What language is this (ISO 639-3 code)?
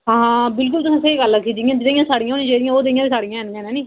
doi